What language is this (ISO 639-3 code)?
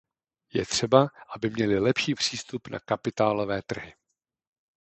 ces